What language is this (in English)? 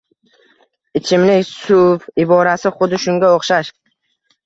Uzbek